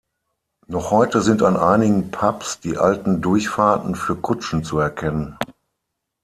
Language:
German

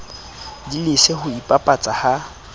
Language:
Southern Sotho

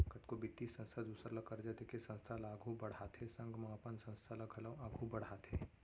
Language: Chhattisgarhi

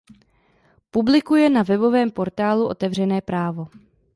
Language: Czech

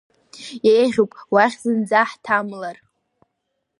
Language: Abkhazian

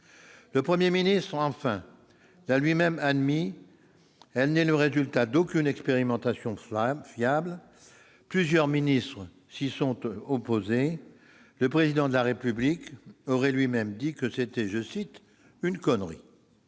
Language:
French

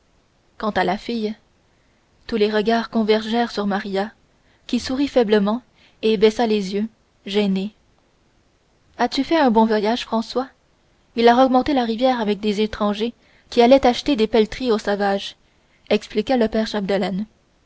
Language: French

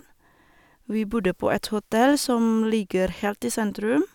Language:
Norwegian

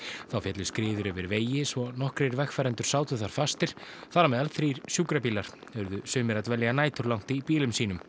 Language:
Icelandic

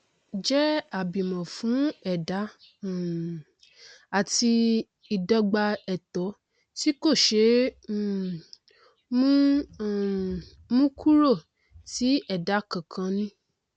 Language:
Yoruba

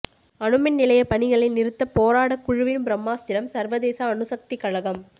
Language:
Tamil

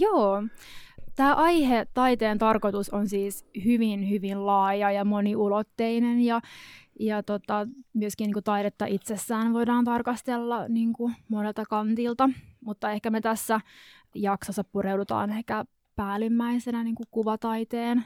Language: Finnish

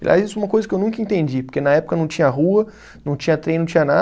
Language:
Portuguese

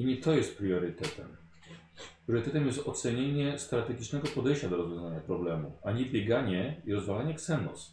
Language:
Polish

